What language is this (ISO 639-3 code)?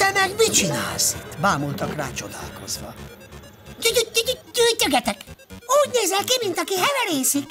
hun